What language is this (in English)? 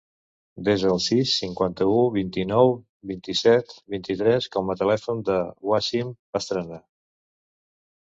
Catalan